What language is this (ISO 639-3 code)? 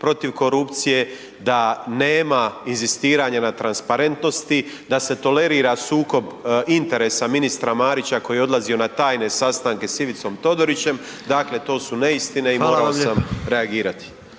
hrv